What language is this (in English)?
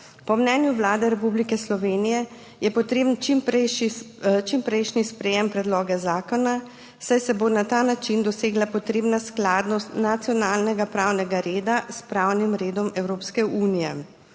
Slovenian